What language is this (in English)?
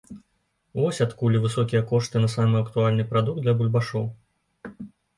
Belarusian